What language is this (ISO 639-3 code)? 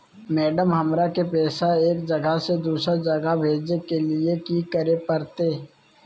mag